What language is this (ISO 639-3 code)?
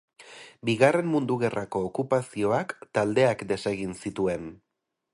eus